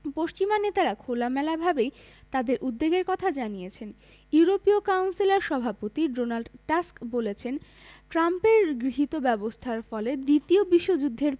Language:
Bangla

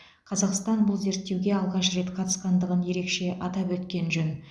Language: Kazakh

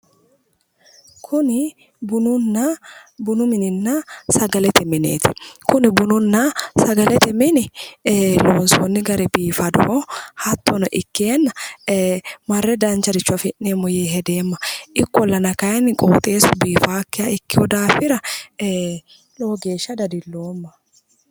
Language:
Sidamo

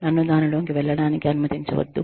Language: Telugu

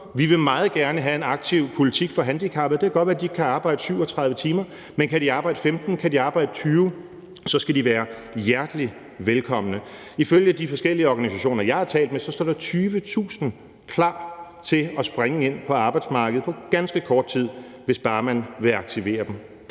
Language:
Danish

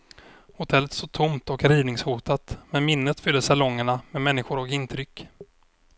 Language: Swedish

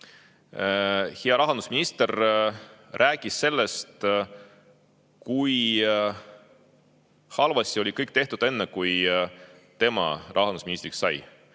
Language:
Estonian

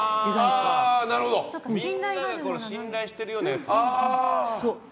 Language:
Japanese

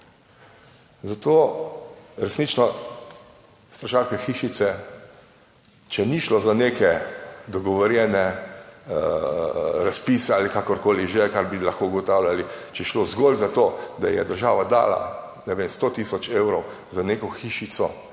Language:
Slovenian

